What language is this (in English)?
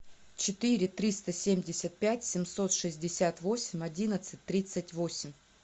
Russian